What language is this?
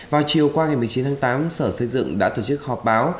Vietnamese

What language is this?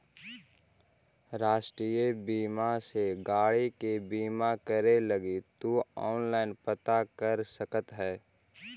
Magahi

